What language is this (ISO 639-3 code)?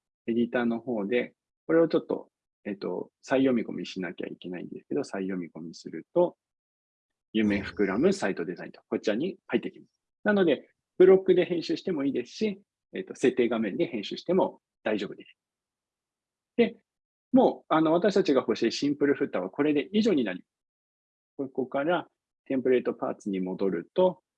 jpn